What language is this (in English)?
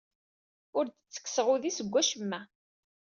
Kabyle